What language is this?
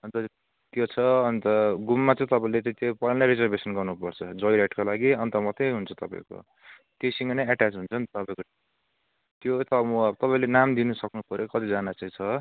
Nepali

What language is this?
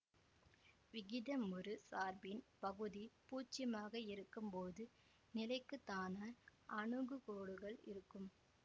Tamil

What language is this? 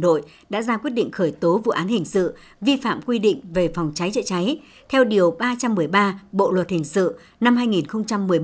Vietnamese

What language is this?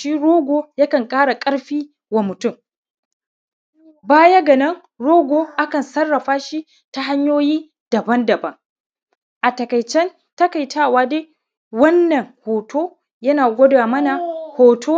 Hausa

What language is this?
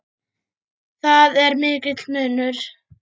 Icelandic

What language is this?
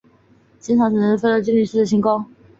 Chinese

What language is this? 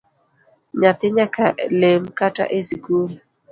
Luo (Kenya and Tanzania)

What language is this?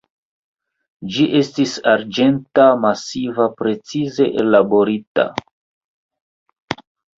Esperanto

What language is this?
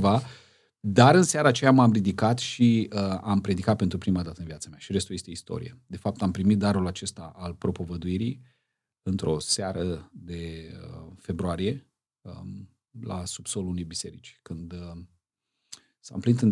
Romanian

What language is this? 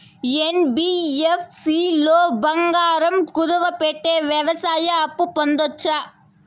Telugu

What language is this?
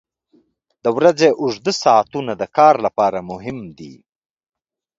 Pashto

